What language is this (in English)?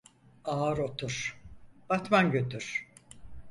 Turkish